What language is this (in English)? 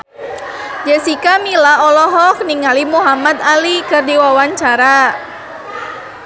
Sundanese